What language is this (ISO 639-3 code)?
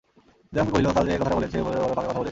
ben